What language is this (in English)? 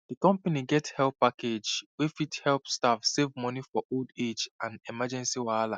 Nigerian Pidgin